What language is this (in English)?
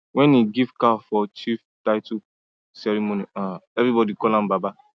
Nigerian Pidgin